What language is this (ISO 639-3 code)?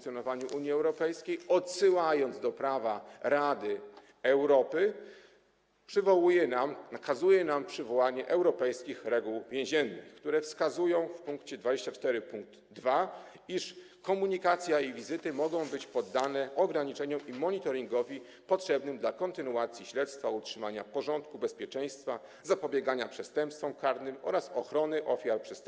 pol